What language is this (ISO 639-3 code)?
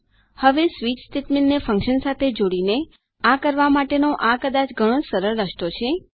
guj